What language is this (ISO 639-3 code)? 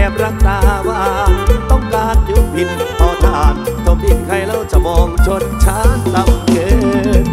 tha